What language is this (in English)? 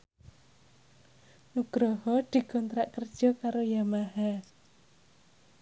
Javanese